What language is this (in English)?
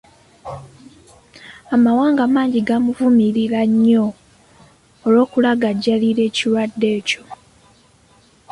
Ganda